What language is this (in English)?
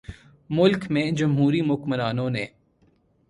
Urdu